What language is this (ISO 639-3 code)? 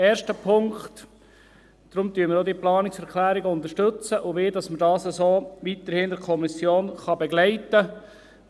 gsw